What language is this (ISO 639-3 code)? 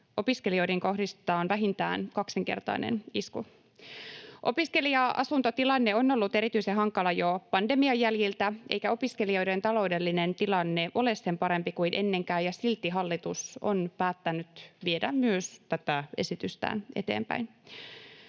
fin